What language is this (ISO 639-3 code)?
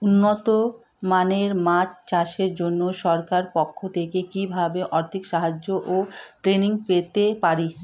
ben